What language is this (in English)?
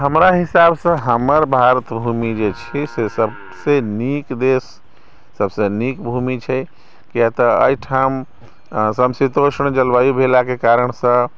Maithili